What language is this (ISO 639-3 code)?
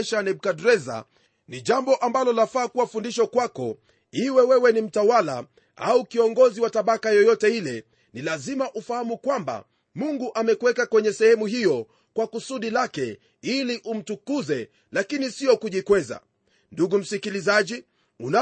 swa